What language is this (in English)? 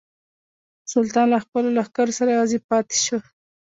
Pashto